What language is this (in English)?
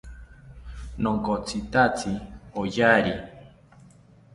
South Ucayali Ashéninka